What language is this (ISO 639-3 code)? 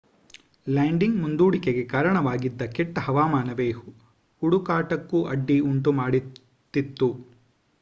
kan